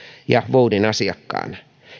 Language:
Finnish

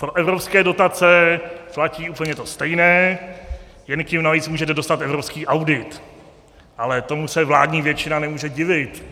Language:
Czech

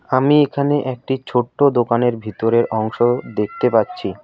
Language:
Bangla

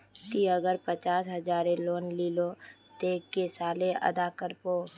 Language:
Magahi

